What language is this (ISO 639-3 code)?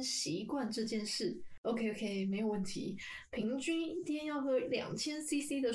zho